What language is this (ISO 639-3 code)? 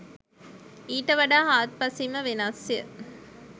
sin